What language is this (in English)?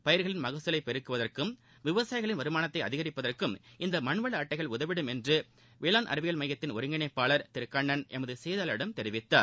Tamil